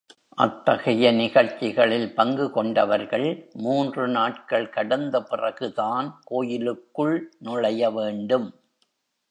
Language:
Tamil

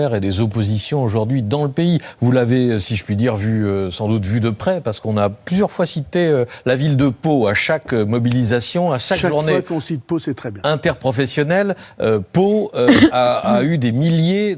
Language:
French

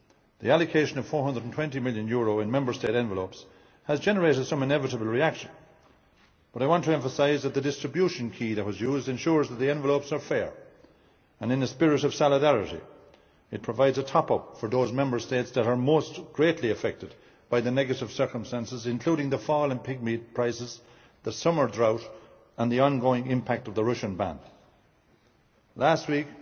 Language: English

